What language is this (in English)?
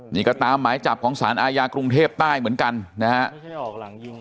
Thai